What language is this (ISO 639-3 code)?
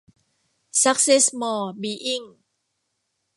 tha